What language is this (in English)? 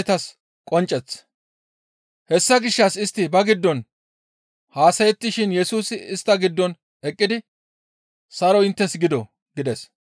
Gamo